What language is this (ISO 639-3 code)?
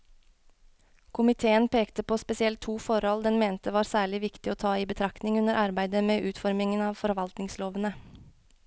nor